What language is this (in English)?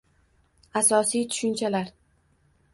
Uzbek